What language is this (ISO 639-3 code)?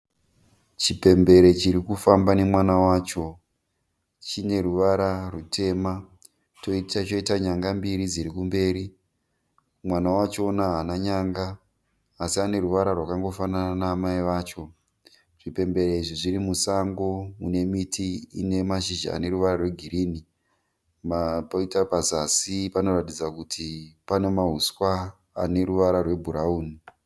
sna